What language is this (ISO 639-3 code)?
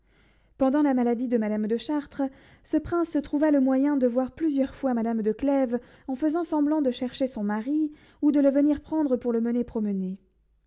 fra